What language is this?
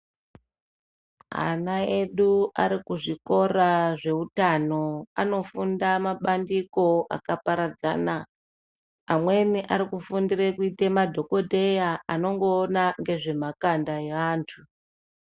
Ndau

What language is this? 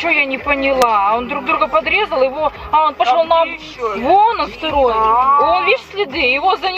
Russian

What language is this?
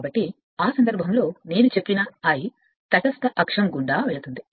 Telugu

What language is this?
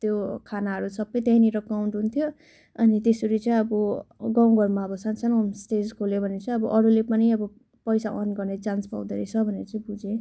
Nepali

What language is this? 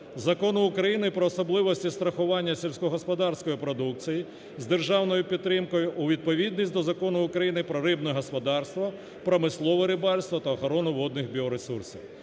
Ukrainian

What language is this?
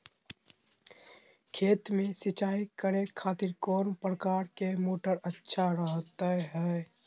Magahi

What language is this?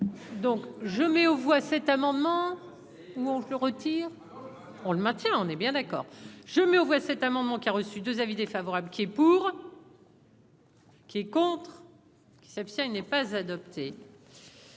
French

